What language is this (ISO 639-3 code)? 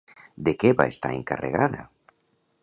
cat